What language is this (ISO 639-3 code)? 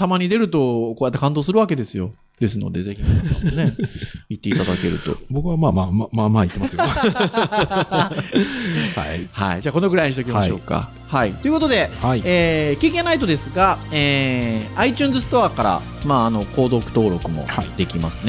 jpn